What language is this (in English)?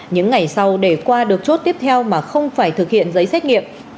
Vietnamese